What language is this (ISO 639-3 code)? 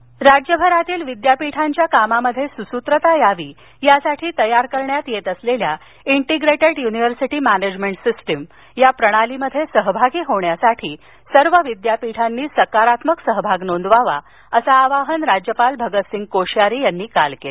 mar